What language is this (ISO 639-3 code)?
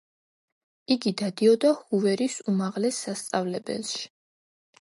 kat